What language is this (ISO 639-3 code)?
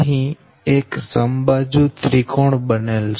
guj